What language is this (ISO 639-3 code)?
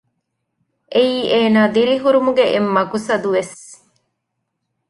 div